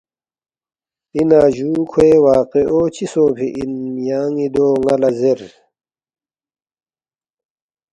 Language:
Balti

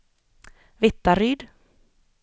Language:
Swedish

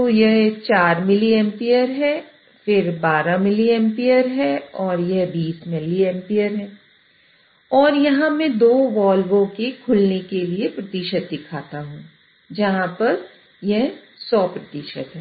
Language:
Hindi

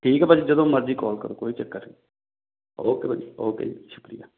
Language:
Punjabi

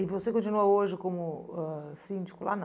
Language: Portuguese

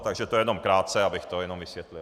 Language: Czech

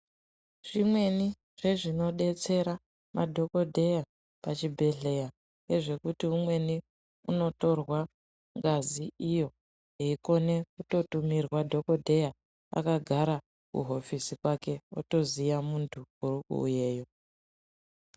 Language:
Ndau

